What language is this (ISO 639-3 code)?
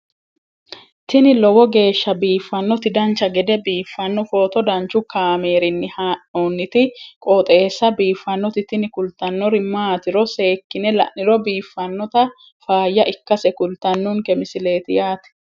sid